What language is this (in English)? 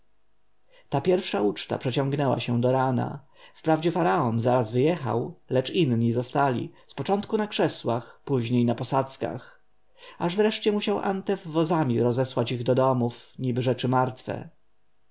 Polish